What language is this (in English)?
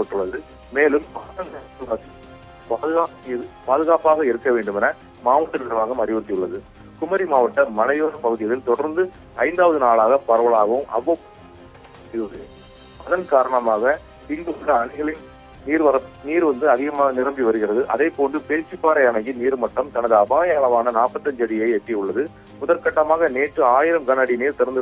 Thai